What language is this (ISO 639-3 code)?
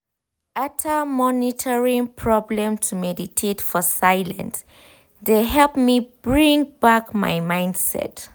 pcm